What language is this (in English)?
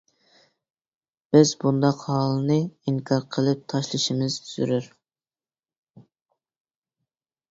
Uyghur